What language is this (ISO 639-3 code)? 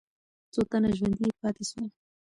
pus